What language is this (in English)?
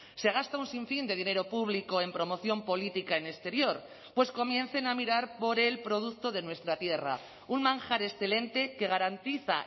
Spanish